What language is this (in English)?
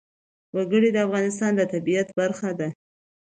Pashto